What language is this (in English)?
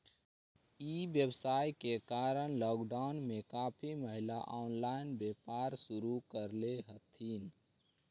Magahi